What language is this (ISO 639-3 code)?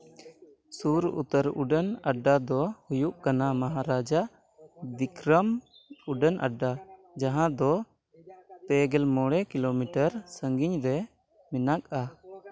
sat